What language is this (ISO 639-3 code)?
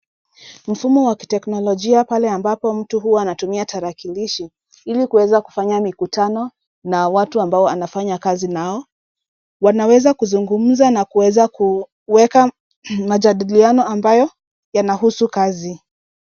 swa